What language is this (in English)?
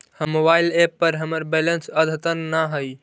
Magahi